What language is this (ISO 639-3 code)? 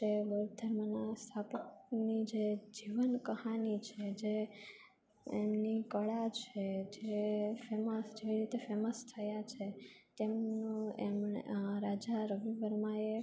guj